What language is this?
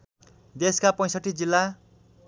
Nepali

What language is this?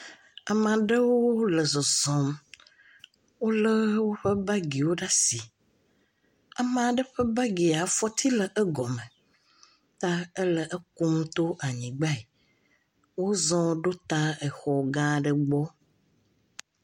Ewe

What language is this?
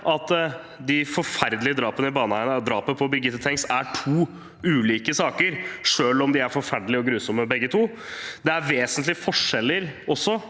Norwegian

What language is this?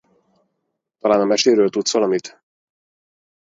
Hungarian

